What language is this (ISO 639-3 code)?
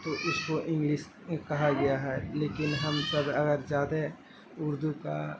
urd